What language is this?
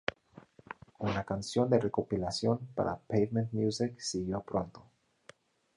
Spanish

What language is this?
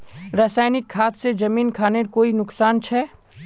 Magahi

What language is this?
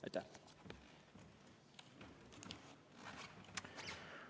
Estonian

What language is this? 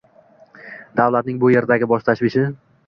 Uzbek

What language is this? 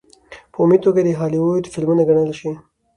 Pashto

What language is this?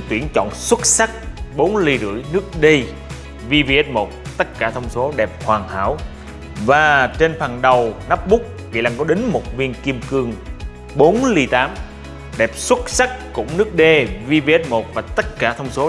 Vietnamese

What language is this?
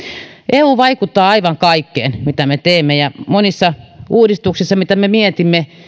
Finnish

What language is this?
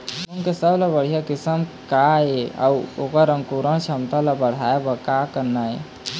Chhattisgarhi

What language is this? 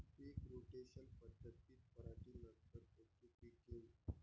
Marathi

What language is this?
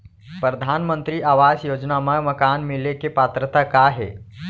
Chhattisgarhi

